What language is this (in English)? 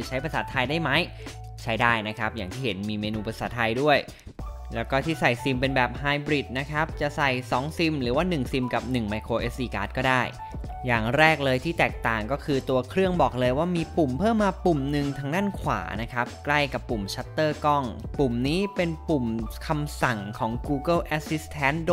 Thai